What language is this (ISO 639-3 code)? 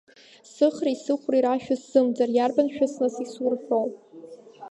abk